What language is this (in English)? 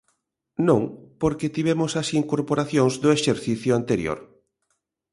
Galician